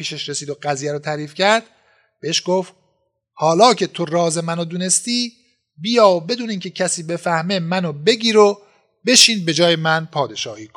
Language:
Persian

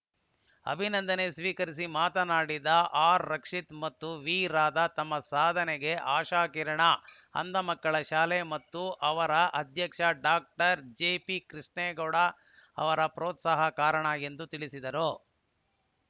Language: Kannada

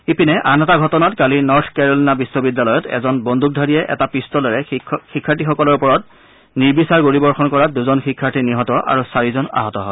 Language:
Assamese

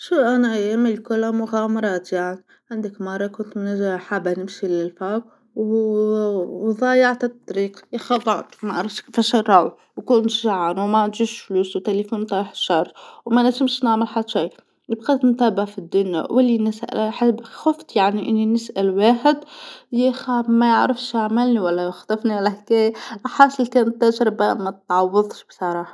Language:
Tunisian Arabic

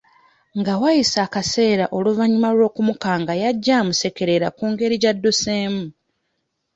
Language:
Ganda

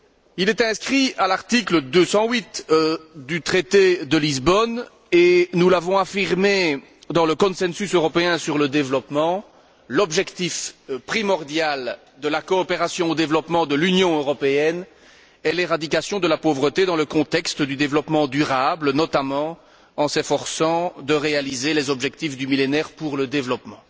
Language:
French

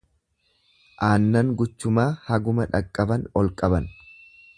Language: Oromo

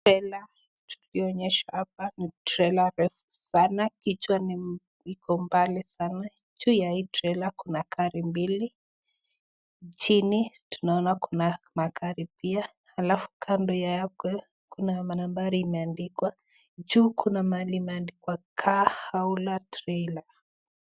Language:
Swahili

